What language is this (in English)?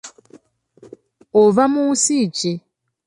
Ganda